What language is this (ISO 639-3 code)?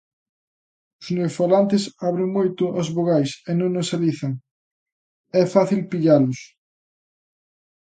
glg